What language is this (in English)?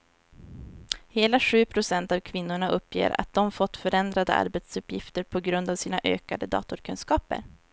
Swedish